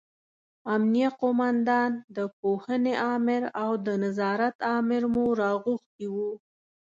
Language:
Pashto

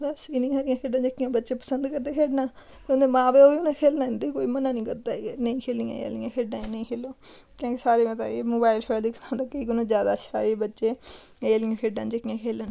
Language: Dogri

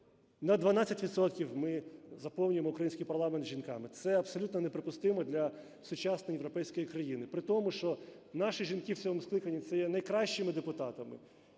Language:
Ukrainian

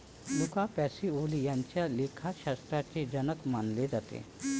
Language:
Marathi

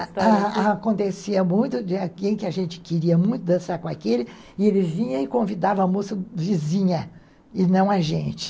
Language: Portuguese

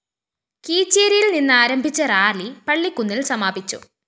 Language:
Malayalam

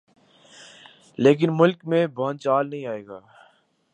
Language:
Urdu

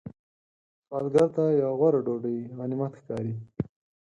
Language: Pashto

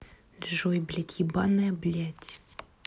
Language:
Russian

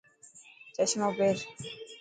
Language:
Dhatki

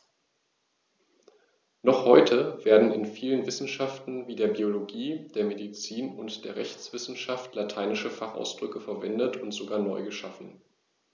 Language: German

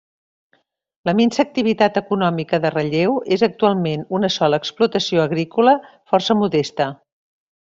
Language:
Catalan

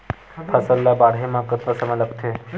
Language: Chhattisgarhi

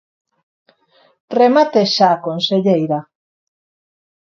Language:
Galician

